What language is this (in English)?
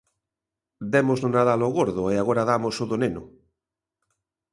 Galician